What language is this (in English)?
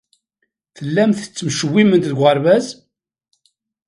Kabyle